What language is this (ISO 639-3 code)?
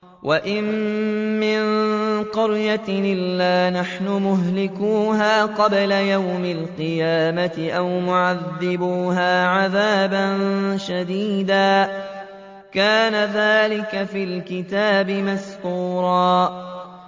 ara